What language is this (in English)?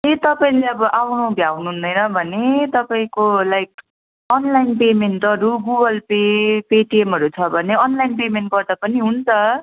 Nepali